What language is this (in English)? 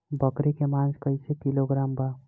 Bhojpuri